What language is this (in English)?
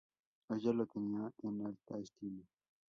Spanish